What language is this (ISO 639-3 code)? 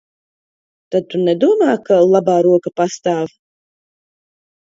lav